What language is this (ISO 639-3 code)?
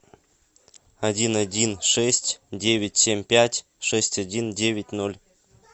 rus